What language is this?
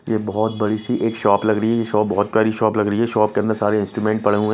Hindi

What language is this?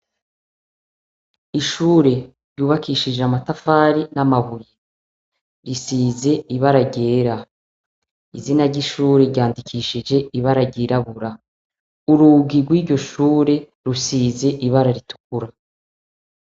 Rundi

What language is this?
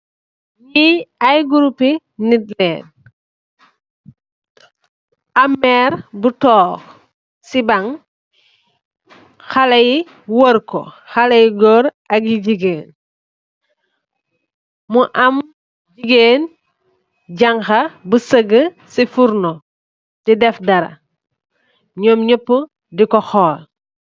Wolof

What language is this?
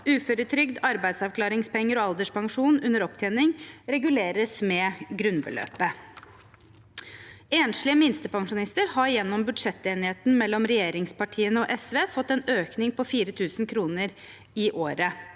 Norwegian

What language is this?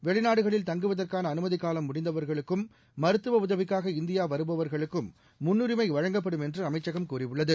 Tamil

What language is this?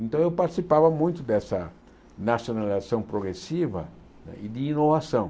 Portuguese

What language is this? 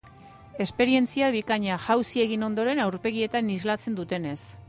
Basque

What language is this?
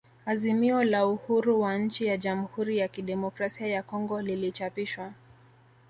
Swahili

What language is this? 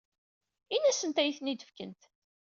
Kabyle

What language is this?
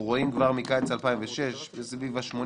Hebrew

